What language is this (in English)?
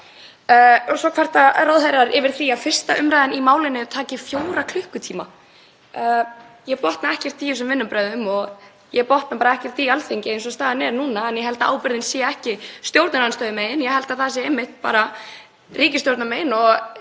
Icelandic